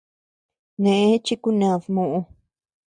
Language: Tepeuxila Cuicatec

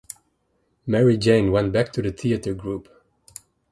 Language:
English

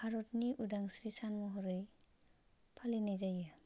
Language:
Bodo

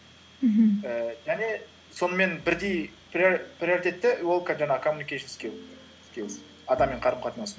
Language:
Kazakh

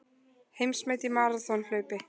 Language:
Icelandic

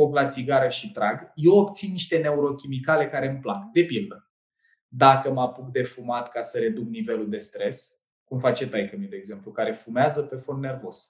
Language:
Romanian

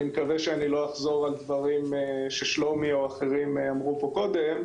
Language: Hebrew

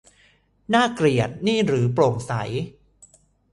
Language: Thai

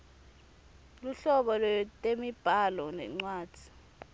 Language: Swati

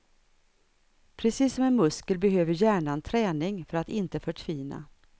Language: Swedish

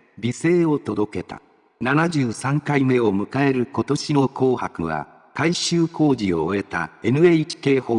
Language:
Japanese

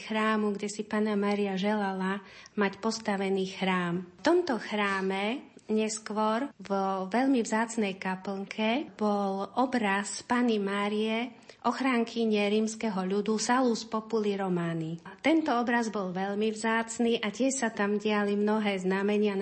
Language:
Slovak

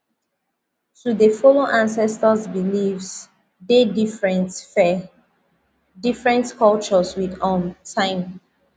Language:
Nigerian Pidgin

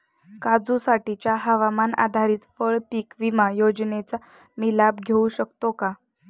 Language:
Marathi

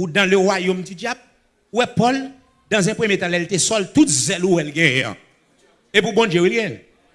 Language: French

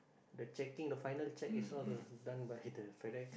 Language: English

